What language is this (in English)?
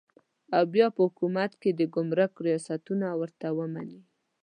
Pashto